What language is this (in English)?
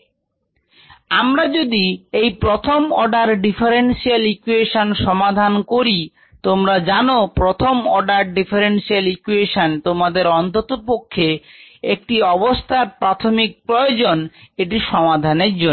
Bangla